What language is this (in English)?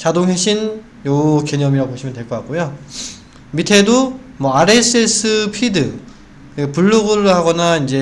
Korean